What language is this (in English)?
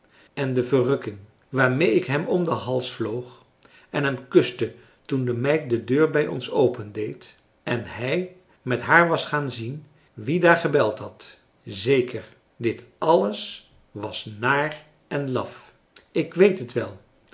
Dutch